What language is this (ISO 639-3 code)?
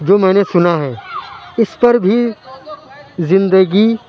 urd